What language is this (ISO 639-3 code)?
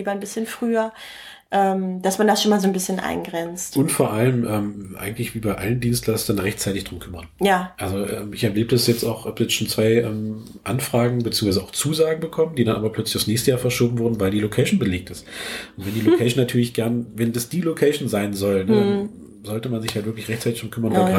deu